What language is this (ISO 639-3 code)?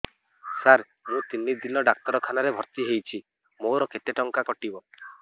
ori